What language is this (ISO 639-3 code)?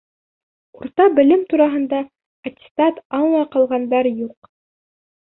bak